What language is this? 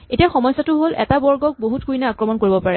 Assamese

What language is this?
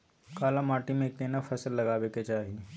Maithili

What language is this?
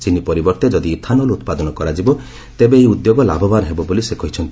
Odia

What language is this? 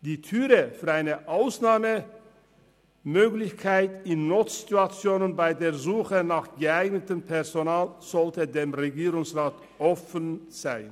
Swiss German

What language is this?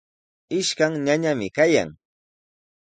Sihuas Ancash Quechua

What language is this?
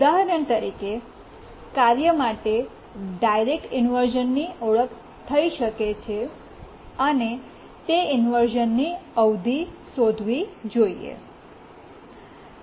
Gujarati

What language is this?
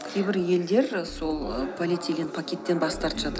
Kazakh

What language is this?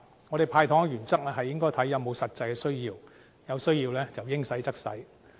Cantonese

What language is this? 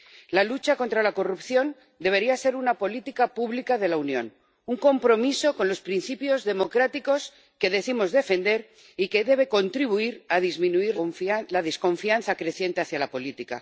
Spanish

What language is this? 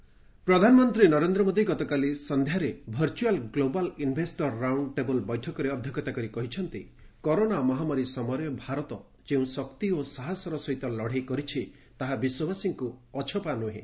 Odia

